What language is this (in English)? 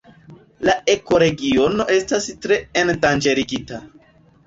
Esperanto